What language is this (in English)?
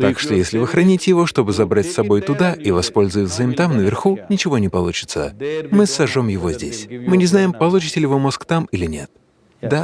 Russian